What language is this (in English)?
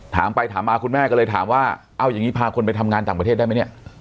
Thai